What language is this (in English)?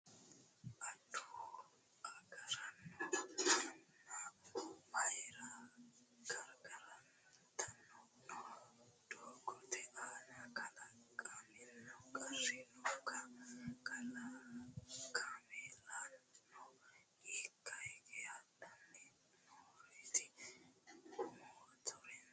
Sidamo